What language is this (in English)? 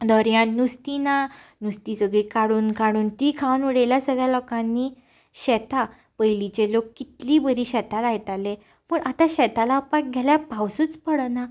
Konkani